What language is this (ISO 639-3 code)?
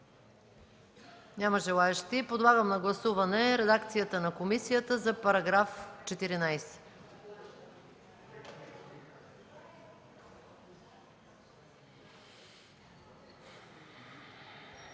bul